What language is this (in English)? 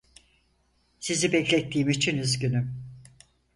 Turkish